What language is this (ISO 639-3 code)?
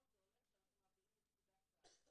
heb